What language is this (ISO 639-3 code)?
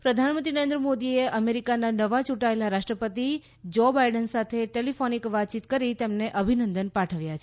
guj